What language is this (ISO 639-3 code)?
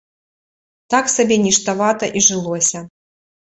bel